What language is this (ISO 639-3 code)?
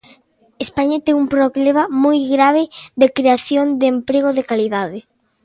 glg